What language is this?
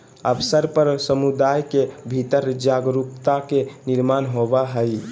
Magahi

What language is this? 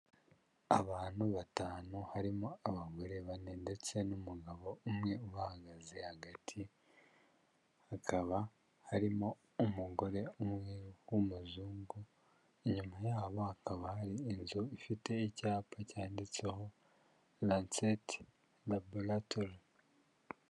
Kinyarwanda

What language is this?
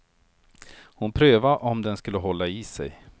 Swedish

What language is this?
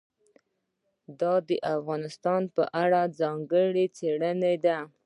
Pashto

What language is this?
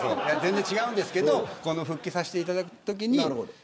Japanese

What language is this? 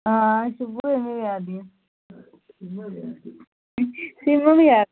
Dogri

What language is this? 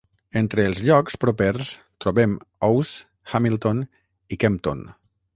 Catalan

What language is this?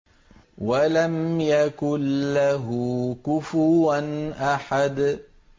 Arabic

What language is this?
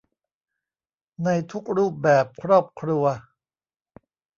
Thai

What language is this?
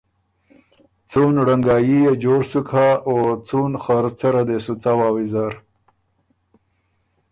Ormuri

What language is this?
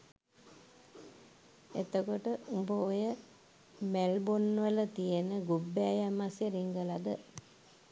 Sinhala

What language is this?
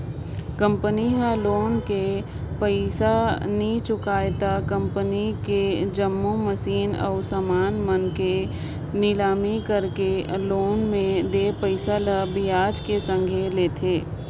Chhattisgarhi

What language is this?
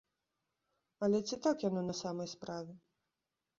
Belarusian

